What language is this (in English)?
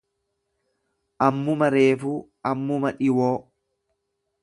Oromo